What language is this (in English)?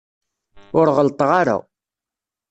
Kabyle